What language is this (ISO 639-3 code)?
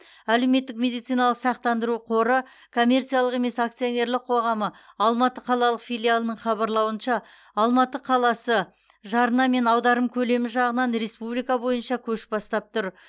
kaz